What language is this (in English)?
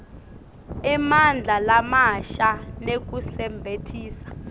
Swati